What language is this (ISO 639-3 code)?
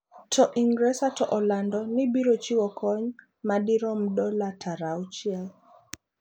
luo